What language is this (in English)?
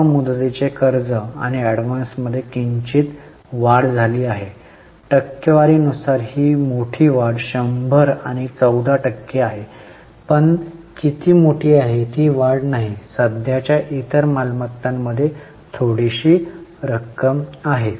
Marathi